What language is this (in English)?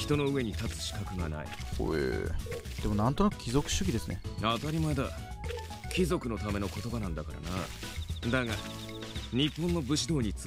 Japanese